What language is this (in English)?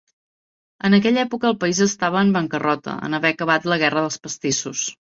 Catalan